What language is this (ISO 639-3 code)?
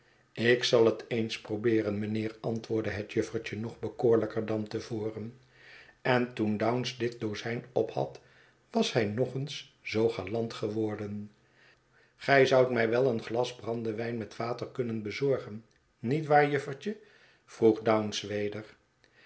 nld